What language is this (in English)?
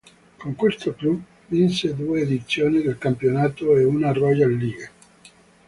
Italian